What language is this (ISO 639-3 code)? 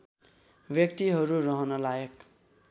nep